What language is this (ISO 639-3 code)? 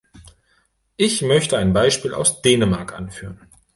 deu